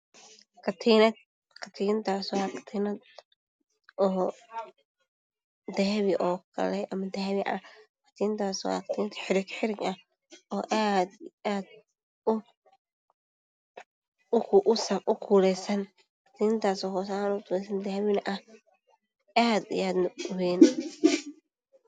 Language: Somali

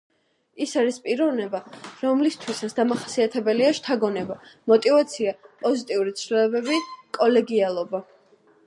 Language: Georgian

